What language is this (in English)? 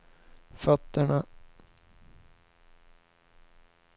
Swedish